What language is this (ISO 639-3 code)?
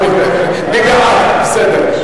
heb